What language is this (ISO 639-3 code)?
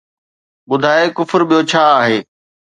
snd